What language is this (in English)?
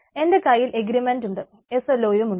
Malayalam